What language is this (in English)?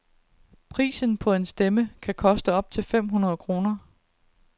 Danish